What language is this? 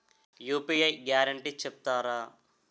Telugu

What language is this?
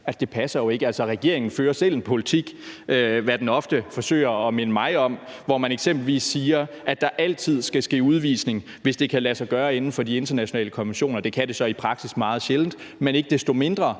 Danish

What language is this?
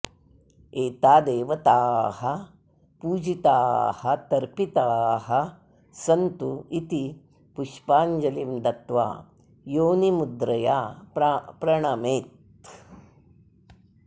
Sanskrit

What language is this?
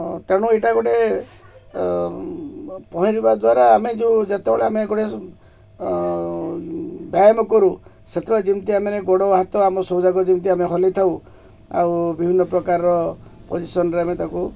Odia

